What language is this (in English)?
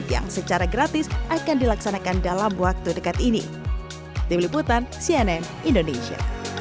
Indonesian